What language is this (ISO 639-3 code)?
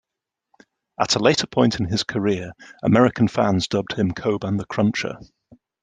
eng